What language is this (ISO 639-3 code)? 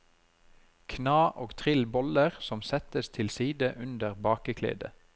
nor